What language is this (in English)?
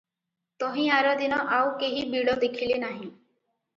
Odia